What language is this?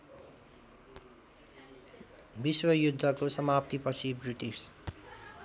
Nepali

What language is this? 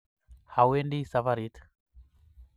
Kalenjin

